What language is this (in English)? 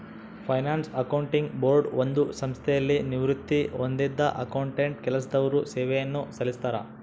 Kannada